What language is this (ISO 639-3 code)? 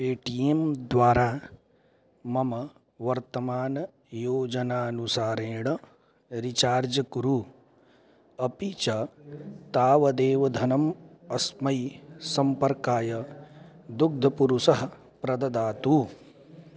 san